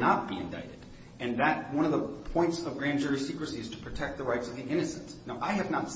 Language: English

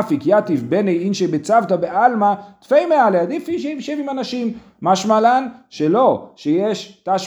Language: Hebrew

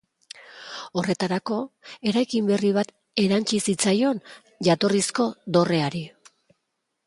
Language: Basque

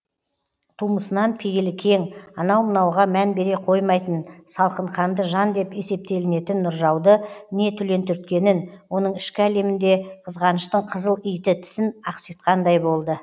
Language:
Kazakh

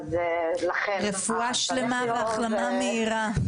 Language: Hebrew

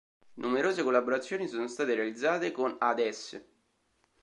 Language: Italian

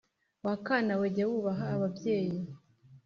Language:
Kinyarwanda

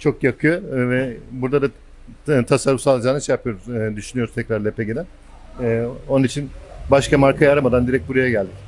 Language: Turkish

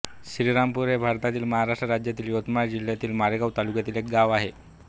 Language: Marathi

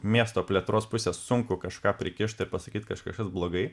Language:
Lithuanian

